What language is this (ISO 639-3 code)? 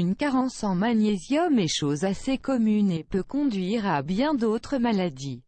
fra